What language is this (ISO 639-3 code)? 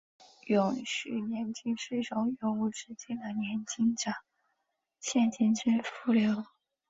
zho